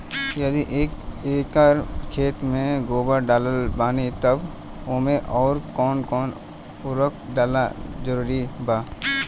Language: Bhojpuri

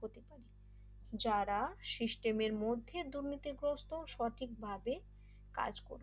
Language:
Bangla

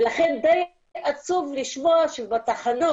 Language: Hebrew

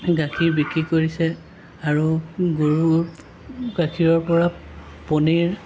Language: Assamese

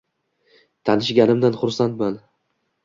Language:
Uzbek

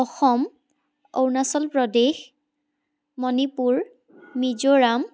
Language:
Assamese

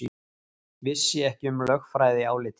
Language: Icelandic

